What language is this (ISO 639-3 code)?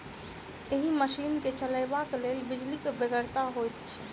mai